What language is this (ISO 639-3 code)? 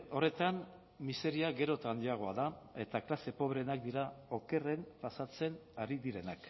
eus